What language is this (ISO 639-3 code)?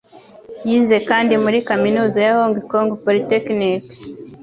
kin